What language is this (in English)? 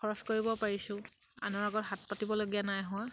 Assamese